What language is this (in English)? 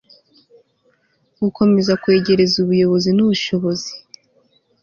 Kinyarwanda